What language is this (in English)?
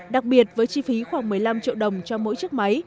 Vietnamese